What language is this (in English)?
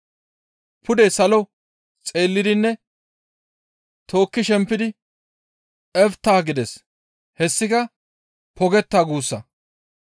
Gamo